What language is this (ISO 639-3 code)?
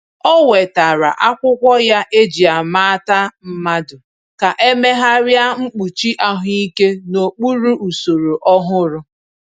ibo